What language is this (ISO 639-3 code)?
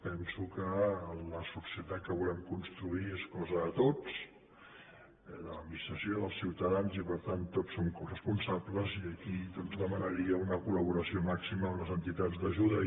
cat